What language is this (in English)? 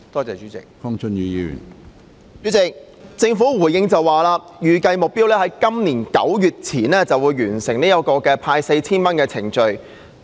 Cantonese